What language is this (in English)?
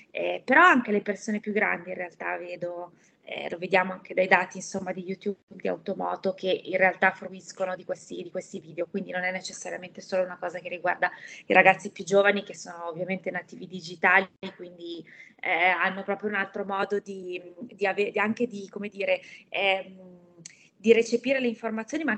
Italian